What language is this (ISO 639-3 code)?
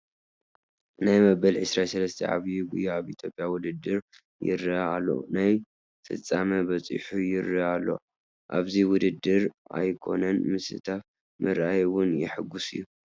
tir